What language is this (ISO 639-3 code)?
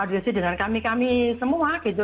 ind